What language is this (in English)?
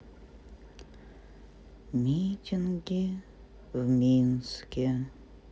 Russian